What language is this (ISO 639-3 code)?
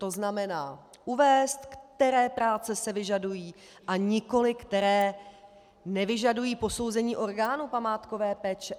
ces